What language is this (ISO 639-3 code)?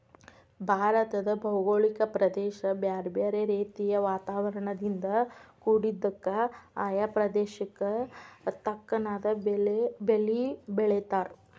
kan